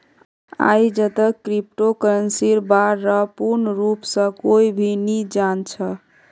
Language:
Magahi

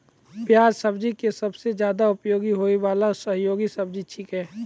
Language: Maithili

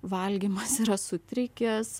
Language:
Lithuanian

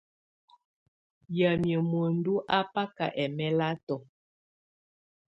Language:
Tunen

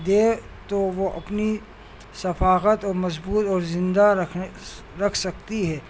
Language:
Urdu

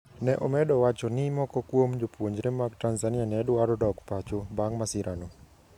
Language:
Luo (Kenya and Tanzania)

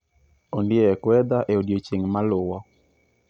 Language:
Luo (Kenya and Tanzania)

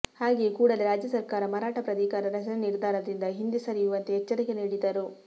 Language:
Kannada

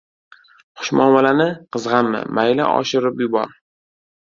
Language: Uzbek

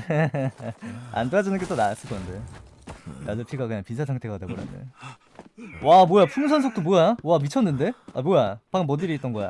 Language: Korean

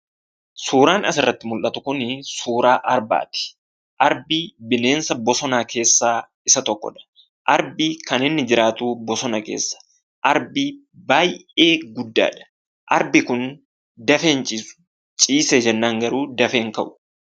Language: Oromo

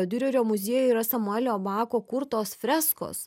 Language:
Lithuanian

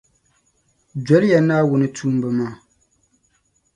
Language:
Dagbani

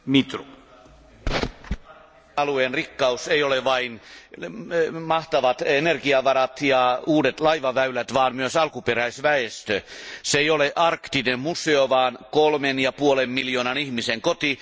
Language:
Finnish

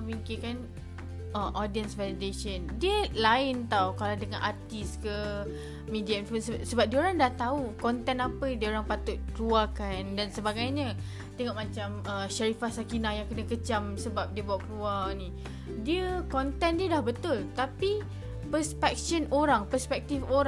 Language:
Malay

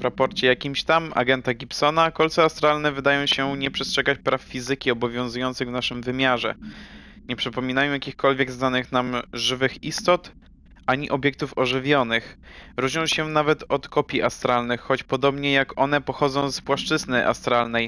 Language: Polish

